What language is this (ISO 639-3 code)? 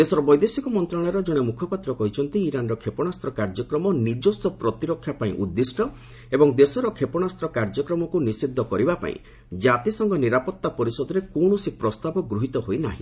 ori